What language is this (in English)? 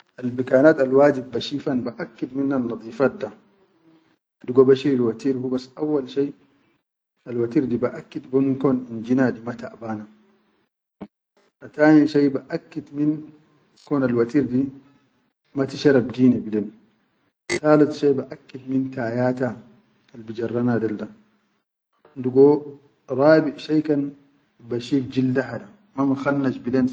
Chadian Arabic